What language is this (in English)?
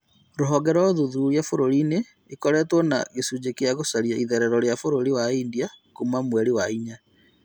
Kikuyu